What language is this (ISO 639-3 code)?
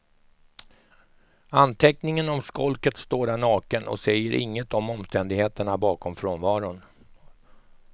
swe